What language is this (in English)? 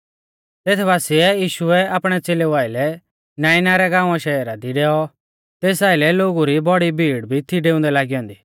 Mahasu Pahari